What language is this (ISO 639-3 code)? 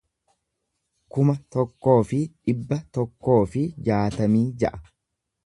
orm